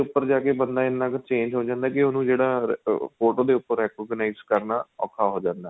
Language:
Punjabi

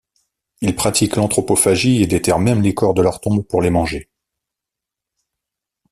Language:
French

